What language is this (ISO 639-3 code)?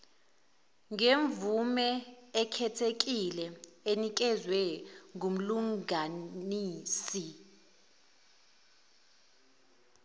zul